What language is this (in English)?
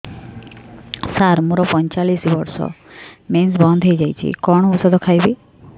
Odia